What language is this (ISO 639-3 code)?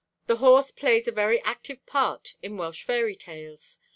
eng